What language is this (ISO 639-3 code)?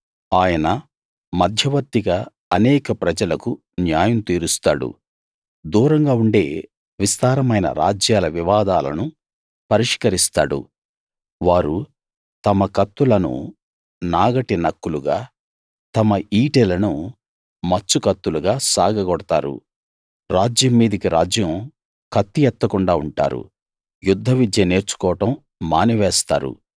tel